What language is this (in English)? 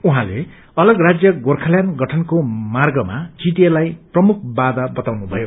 Nepali